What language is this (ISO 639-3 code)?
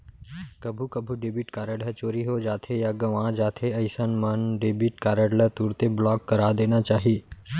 hne